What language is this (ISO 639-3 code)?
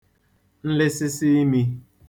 ibo